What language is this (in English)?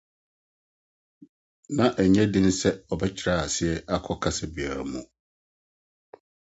Akan